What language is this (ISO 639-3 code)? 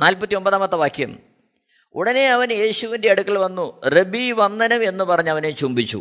mal